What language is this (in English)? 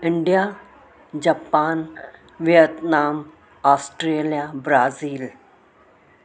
Sindhi